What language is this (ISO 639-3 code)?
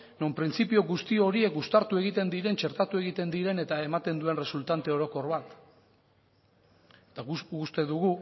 eus